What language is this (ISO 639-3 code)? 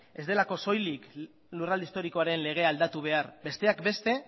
eus